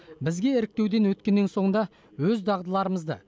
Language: Kazakh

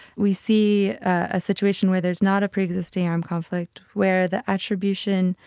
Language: English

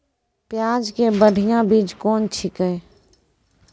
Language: Maithili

